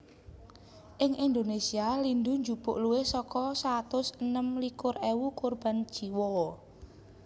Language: Javanese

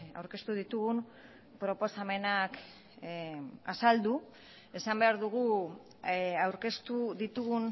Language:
Basque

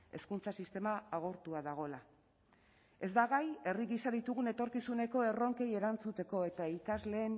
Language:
Basque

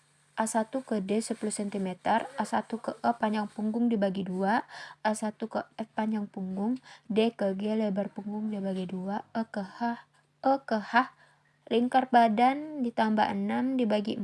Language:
Indonesian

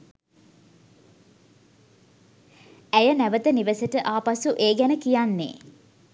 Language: Sinhala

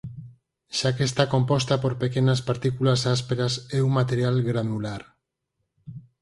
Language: Galician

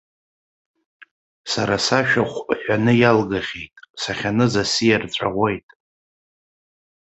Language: Abkhazian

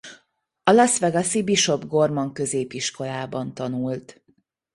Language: Hungarian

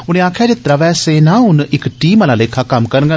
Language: Dogri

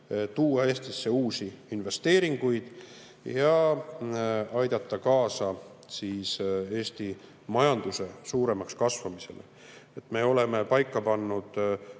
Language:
Estonian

